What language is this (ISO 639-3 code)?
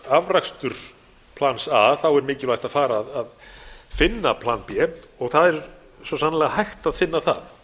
isl